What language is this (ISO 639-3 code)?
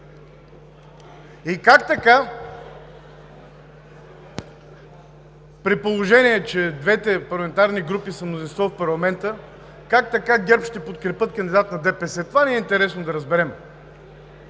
bul